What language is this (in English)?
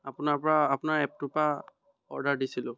Assamese